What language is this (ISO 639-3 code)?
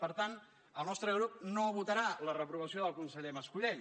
cat